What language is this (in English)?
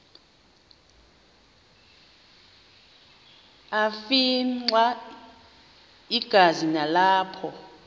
Xhosa